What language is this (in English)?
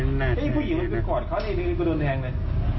Thai